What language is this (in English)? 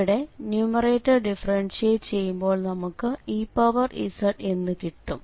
Malayalam